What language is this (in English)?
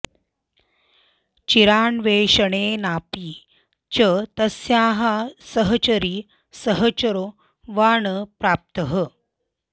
Sanskrit